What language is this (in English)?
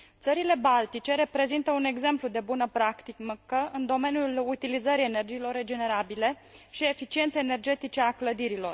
Romanian